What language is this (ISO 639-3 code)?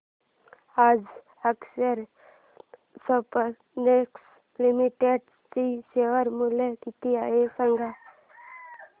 mar